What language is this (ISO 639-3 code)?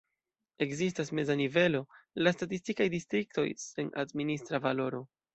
epo